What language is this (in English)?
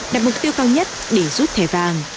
Vietnamese